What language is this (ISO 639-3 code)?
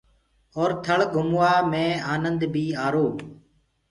ggg